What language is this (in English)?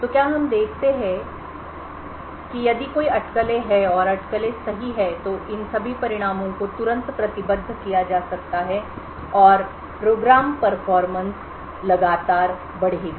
Hindi